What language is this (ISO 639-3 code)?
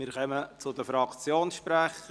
gsw